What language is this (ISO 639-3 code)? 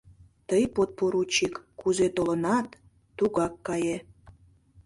chm